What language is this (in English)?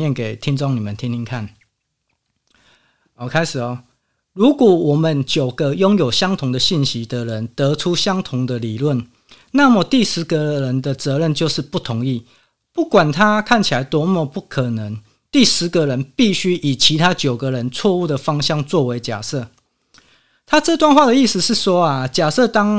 Chinese